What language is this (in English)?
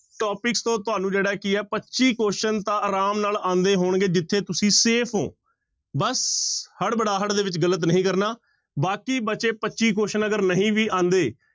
Punjabi